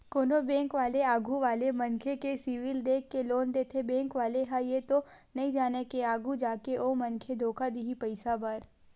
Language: Chhattisgarhi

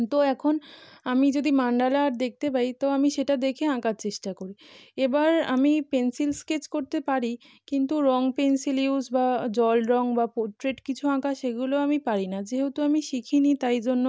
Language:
Bangla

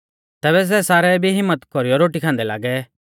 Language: Mahasu Pahari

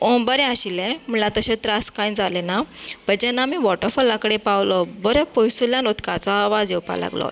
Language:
Konkani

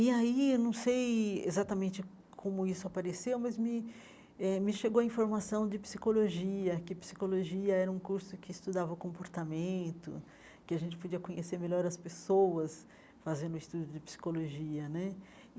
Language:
Portuguese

